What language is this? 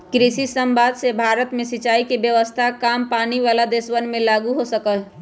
Magahi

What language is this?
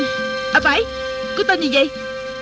Vietnamese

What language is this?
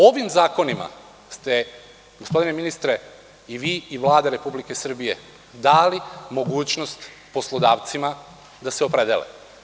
Serbian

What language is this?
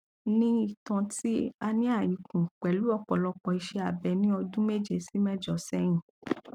Yoruba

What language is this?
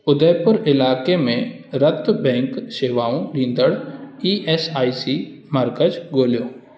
Sindhi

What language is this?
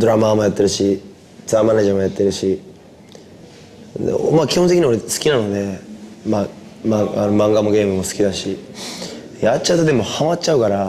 Japanese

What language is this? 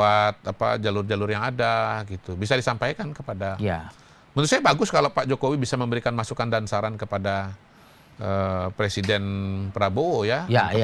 Indonesian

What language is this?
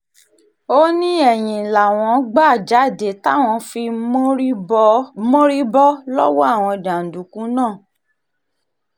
Yoruba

